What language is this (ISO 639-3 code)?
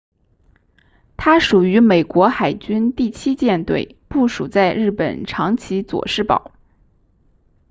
zho